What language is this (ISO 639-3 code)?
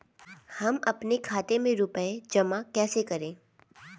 hin